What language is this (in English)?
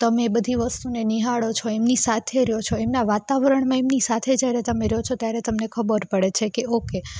Gujarati